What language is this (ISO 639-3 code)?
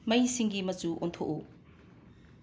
mni